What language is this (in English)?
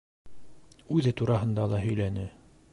Bashkir